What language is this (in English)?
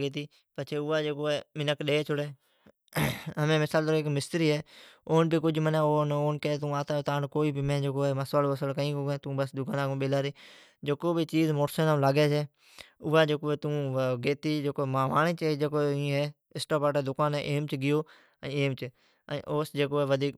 Od